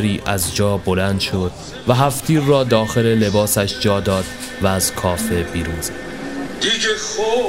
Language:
Persian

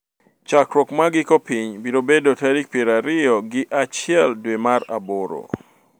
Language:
Luo (Kenya and Tanzania)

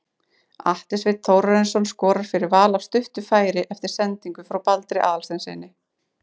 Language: Icelandic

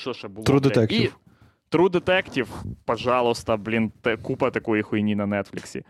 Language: Ukrainian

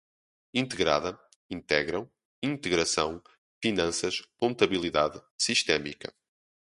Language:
Portuguese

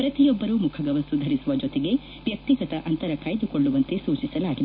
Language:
Kannada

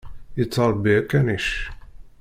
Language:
Kabyle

